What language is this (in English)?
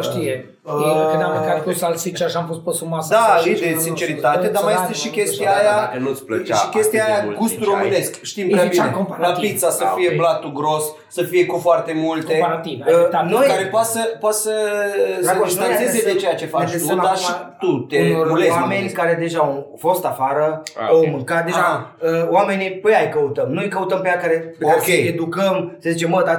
Romanian